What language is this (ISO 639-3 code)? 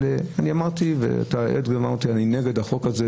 heb